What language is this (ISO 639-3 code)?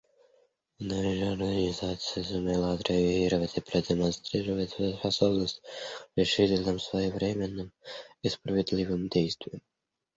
rus